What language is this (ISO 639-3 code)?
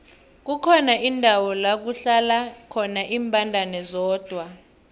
nbl